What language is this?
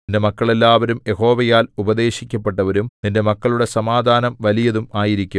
Malayalam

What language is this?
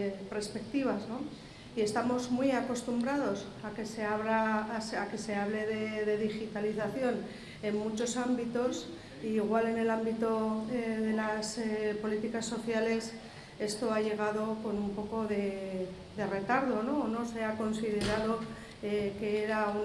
Spanish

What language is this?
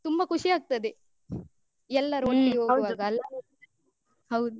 Kannada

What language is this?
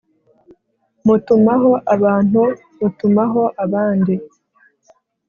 Kinyarwanda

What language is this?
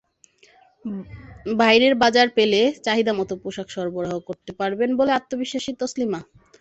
Bangla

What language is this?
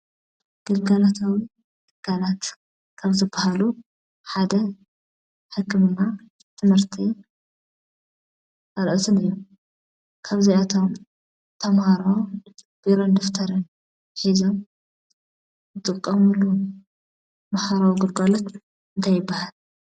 Tigrinya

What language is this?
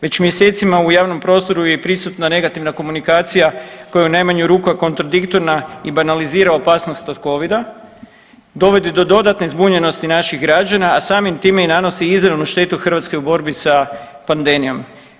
Croatian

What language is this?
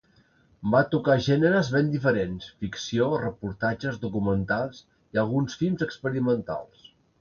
Catalan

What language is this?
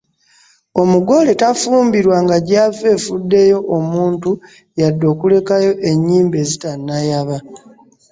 Ganda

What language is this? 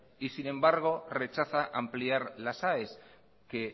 Spanish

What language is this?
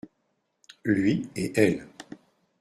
French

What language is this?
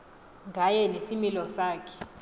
Xhosa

